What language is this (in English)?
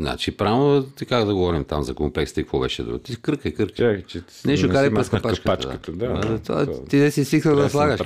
Bulgarian